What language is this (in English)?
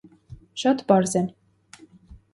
Armenian